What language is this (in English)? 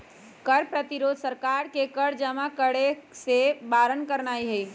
Magahi